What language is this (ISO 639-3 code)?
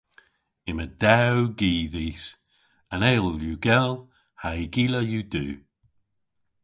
cor